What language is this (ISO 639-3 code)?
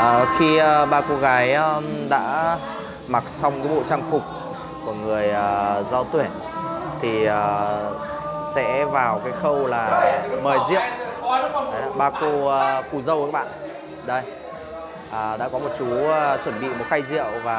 vie